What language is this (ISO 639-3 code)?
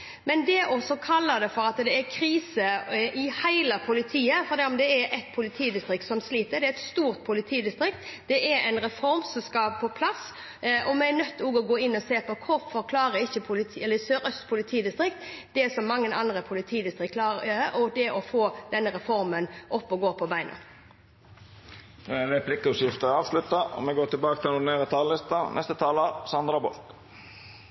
nor